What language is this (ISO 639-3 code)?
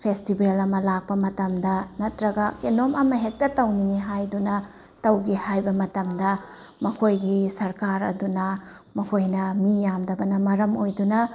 mni